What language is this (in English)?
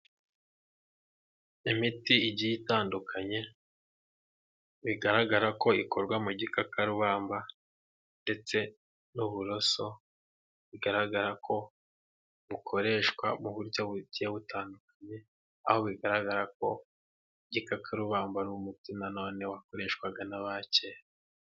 Kinyarwanda